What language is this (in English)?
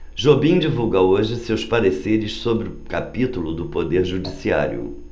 Portuguese